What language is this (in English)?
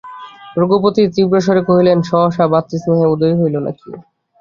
Bangla